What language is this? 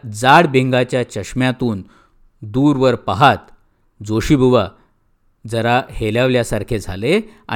Marathi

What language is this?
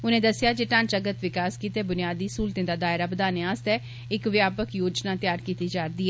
Dogri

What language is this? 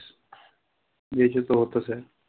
Marathi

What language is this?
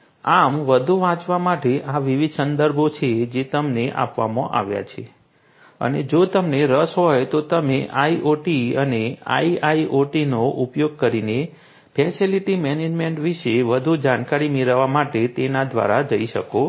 Gujarati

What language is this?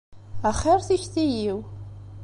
Kabyle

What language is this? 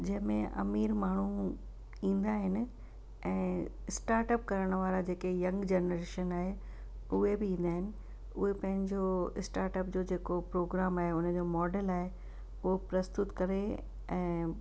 Sindhi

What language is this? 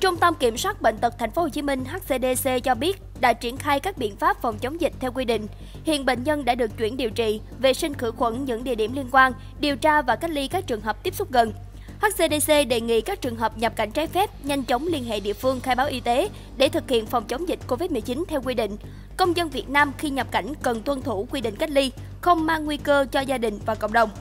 Vietnamese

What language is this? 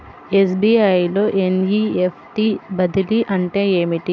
Telugu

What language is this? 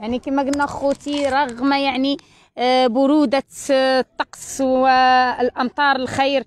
Arabic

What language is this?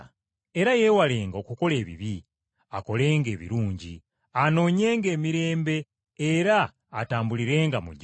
Ganda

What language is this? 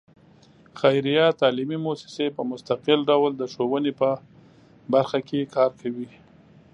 Pashto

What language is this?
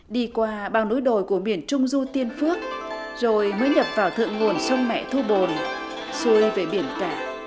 Vietnamese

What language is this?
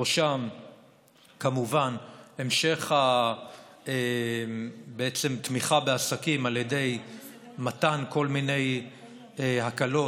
Hebrew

